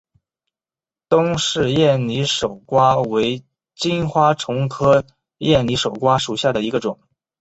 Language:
Chinese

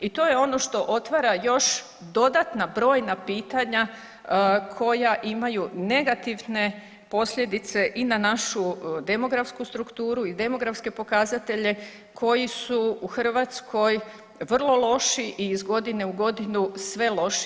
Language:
Croatian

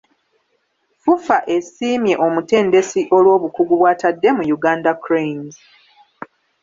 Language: Ganda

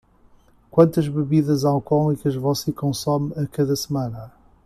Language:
Portuguese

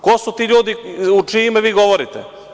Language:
Serbian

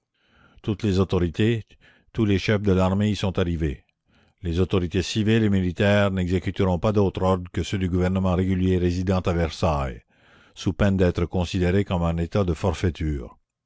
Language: French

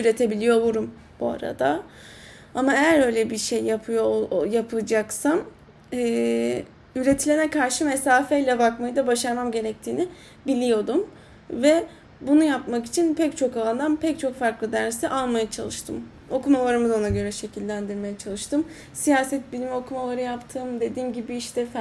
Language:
Turkish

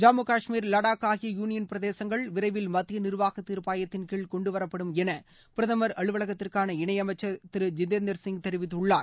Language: Tamil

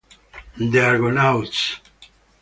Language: Italian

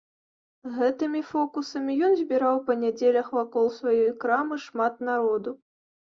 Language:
Belarusian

